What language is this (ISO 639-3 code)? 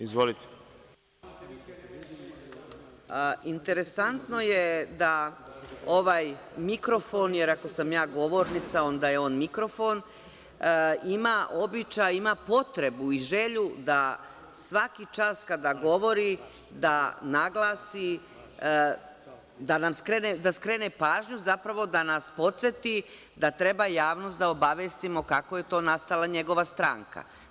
srp